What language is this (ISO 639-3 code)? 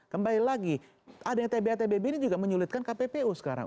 ind